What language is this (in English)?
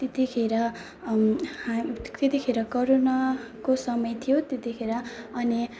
Nepali